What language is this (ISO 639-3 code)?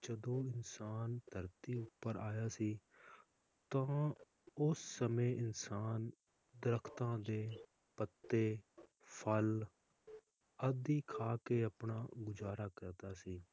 pan